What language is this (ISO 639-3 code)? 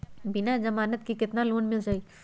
mag